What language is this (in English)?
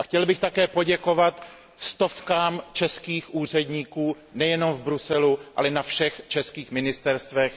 Czech